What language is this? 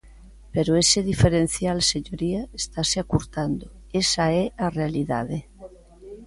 Galician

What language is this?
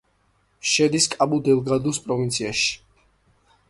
Georgian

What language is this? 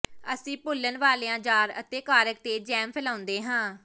Punjabi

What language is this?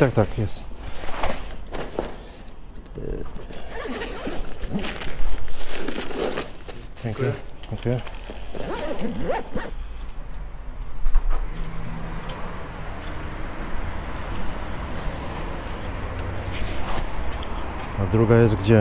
Polish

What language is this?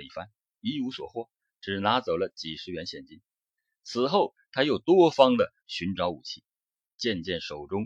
Chinese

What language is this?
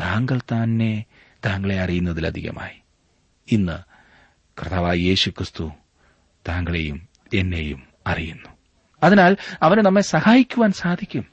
Malayalam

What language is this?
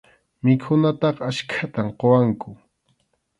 Arequipa-La Unión Quechua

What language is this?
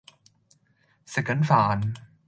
Cantonese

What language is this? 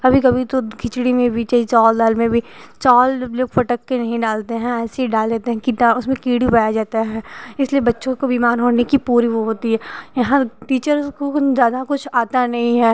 Hindi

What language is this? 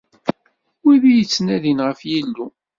Kabyle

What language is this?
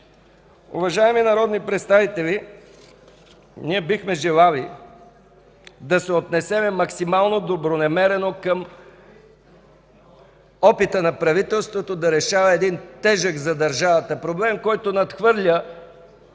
Bulgarian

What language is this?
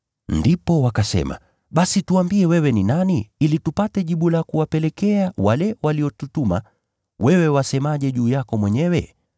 Swahili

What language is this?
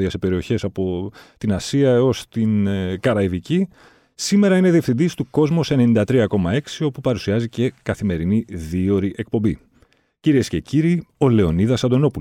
Greek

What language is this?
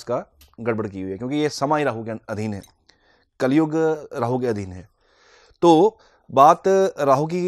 Hindi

